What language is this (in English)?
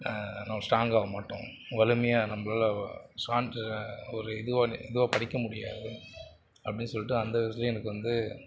Tamil